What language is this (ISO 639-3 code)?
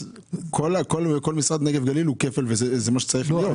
heb